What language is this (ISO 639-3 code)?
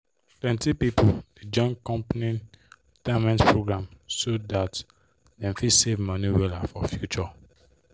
pcm